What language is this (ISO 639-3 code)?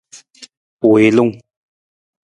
nmz